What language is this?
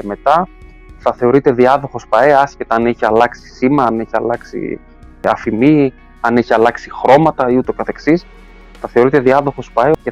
Greek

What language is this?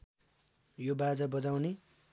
Nepali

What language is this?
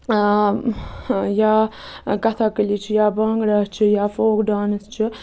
Kashmiri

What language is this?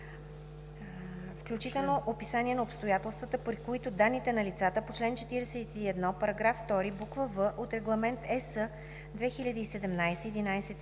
Bulgarian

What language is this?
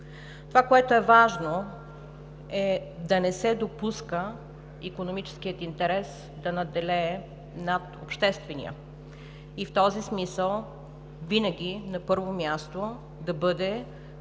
Bulgarian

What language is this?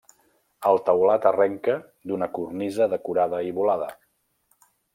Catalan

